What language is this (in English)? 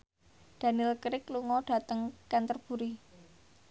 Javanese